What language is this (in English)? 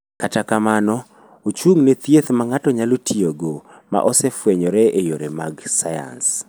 Luo (Kenya and Tanzania)